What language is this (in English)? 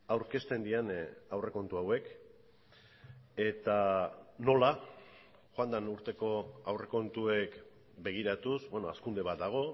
Basque